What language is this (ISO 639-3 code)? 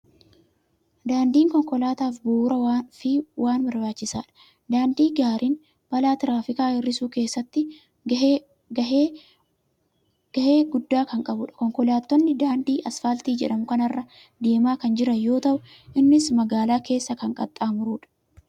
orm